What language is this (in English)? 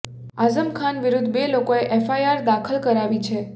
Gujarati